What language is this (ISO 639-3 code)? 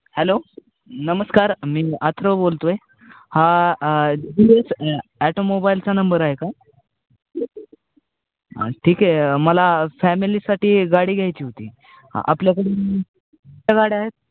mar